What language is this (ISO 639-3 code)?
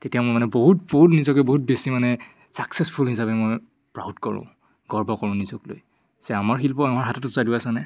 asm